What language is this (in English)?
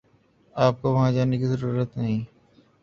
Urdu